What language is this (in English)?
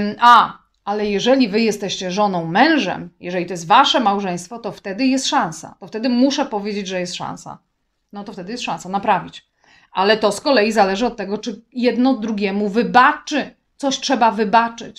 Polish